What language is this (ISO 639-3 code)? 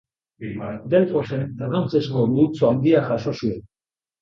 eus